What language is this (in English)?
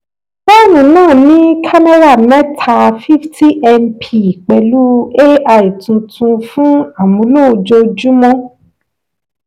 Yoruba